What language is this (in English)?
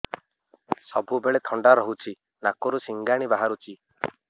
Odia